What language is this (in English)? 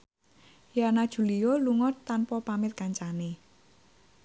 Javanese